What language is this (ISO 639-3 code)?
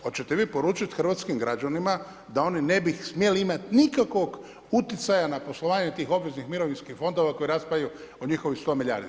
hrv